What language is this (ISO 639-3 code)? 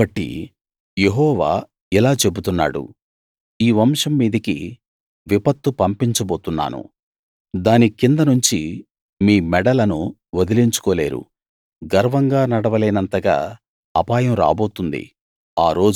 tel